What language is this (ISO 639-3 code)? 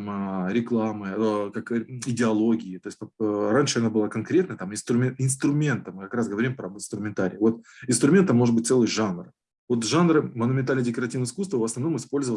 rus